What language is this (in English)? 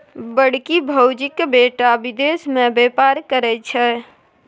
Maithili